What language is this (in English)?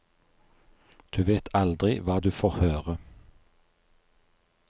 Norwegian